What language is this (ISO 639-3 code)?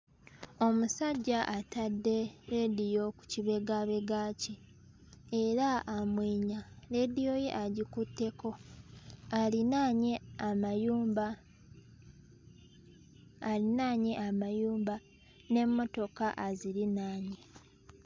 lug